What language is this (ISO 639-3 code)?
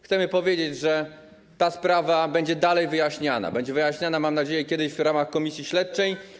pol